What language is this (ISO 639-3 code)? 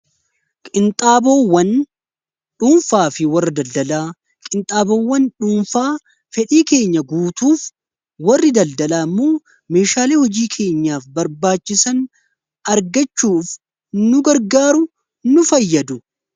orm